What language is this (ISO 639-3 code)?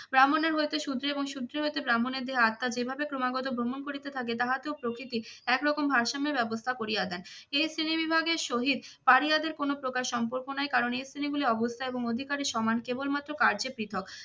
ben